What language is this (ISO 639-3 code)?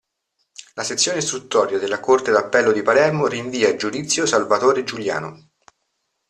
ita